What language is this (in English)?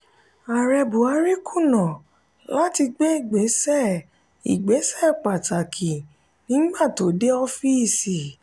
Yoruba